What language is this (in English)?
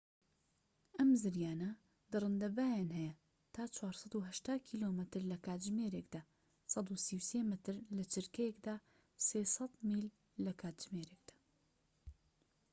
Central Kurdish